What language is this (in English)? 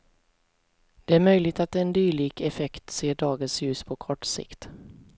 Swedish